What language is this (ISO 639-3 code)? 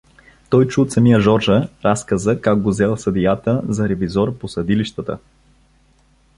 bul